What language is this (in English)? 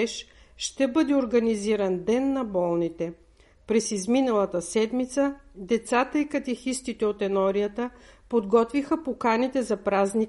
Bulgarian